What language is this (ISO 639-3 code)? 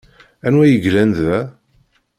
kab